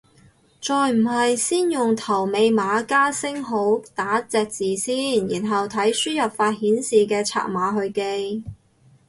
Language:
Cantonese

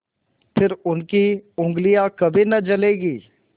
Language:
Hindi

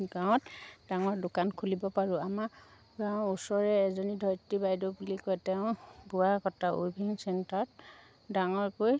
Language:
Assamese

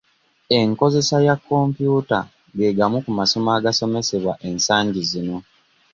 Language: Ganda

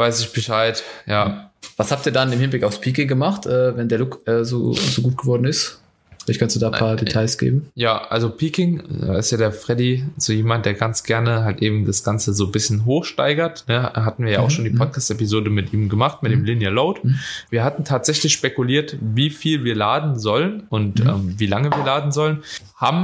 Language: German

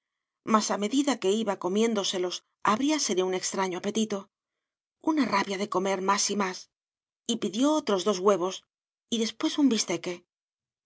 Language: Spanish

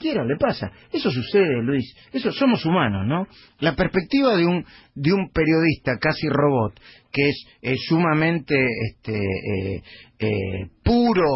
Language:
Spanish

